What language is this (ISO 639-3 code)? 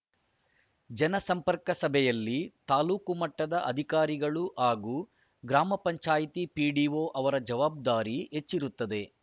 kan